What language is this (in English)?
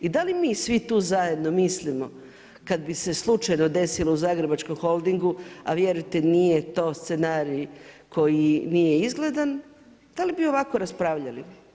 Croatian